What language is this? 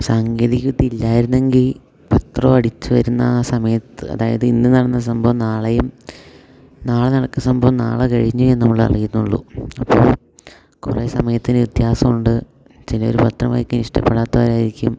Malayalam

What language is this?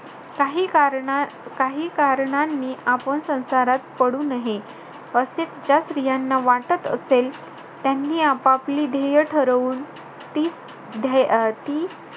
Marathi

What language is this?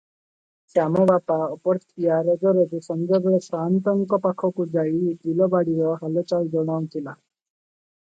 Odia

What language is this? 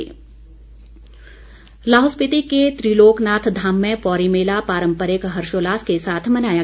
Hindi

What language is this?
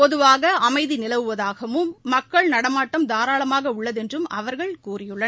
Tamil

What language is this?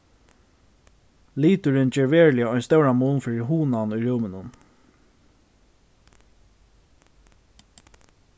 Faroese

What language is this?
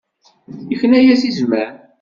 Kabyle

